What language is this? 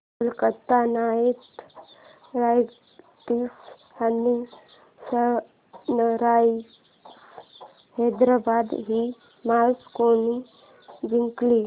Marathi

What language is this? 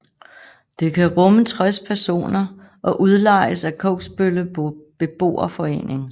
Danish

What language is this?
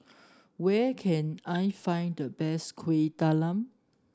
English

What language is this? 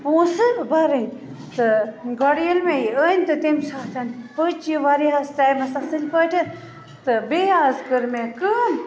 Kashmiri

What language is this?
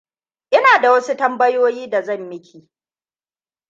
Hausa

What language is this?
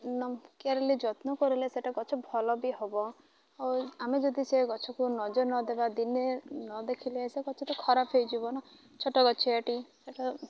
Odia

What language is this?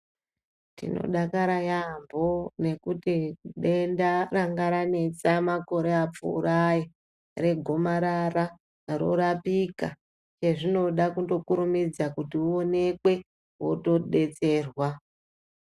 Ndau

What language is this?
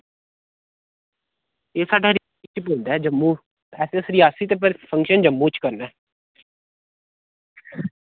Dogri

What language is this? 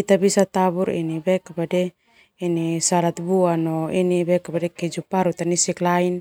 Termanu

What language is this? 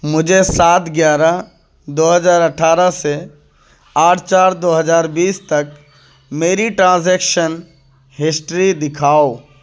Urdu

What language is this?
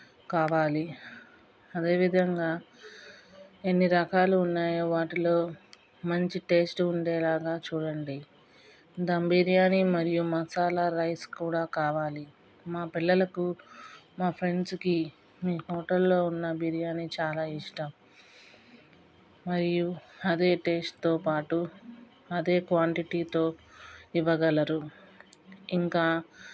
Telugu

